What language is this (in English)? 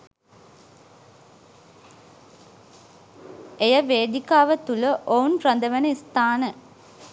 Sinhala